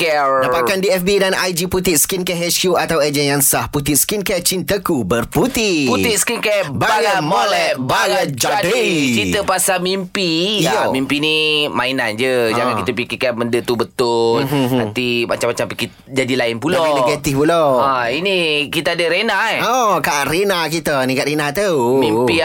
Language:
Malay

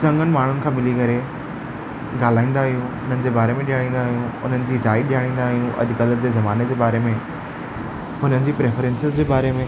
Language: Sindhi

